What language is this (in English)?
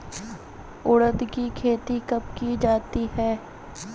Hindi